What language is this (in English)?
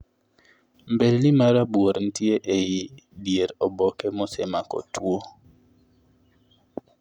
Luo (Kenya and Tanzania)